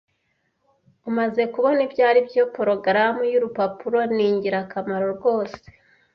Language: Kinyarwanda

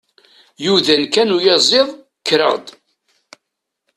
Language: Kabyle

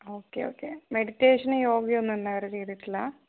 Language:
Malayalam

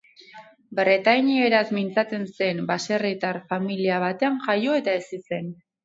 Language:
Basque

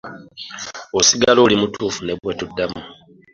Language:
Ganda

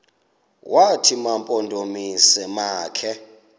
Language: Xhosa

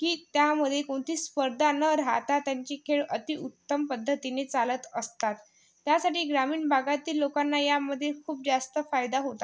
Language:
Marathi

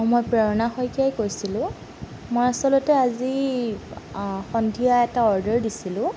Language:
Assamese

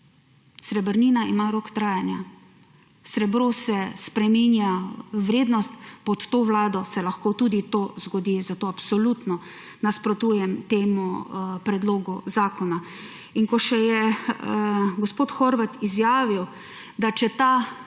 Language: Slovenian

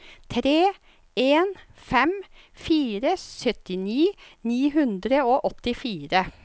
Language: Norwegian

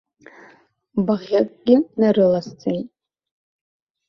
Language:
Abkhazian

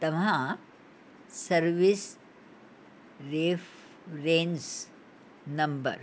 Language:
Sindhi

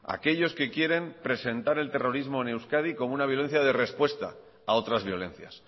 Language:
Spanish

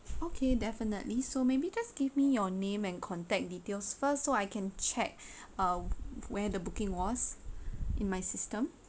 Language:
English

